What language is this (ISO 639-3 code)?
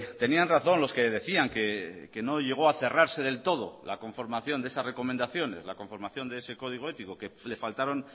spa